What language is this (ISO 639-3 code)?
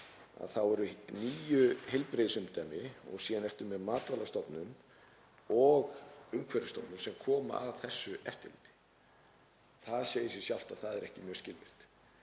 isl